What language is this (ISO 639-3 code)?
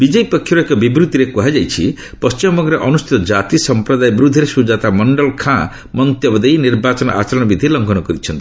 ori